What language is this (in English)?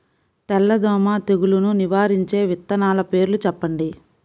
Telugu